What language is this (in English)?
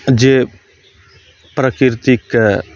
Maithili